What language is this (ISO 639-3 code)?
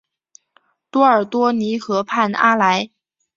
zho